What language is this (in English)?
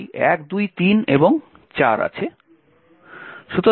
Bangla